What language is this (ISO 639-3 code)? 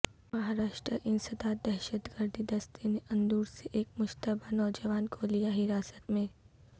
urd